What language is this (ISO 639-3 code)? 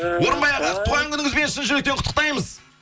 kaz